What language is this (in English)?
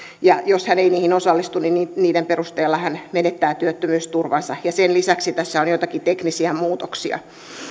Finnish